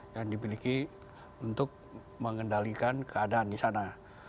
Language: Indonesian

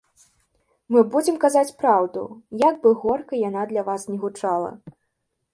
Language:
Belarusian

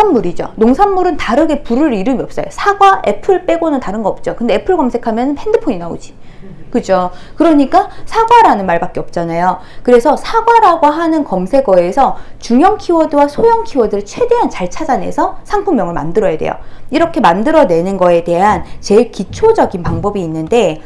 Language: Korean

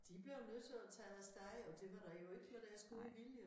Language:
Danish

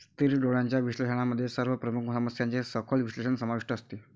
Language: Marathi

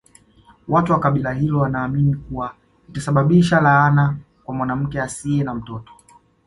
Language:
Swahili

